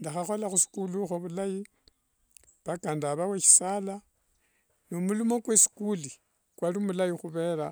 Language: Wanga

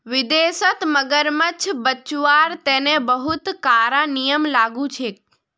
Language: Magahi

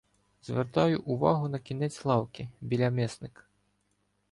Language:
Ukrainian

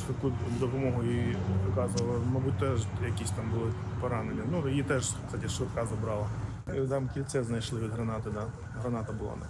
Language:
Ukrainian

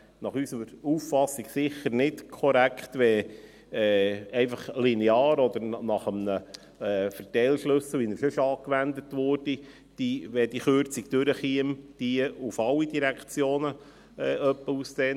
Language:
Swiss German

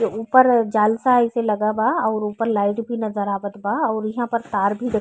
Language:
Bhojpuri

